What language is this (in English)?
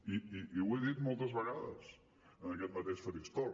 Catalan